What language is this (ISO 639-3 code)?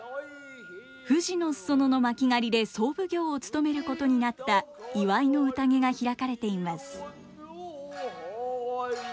jpn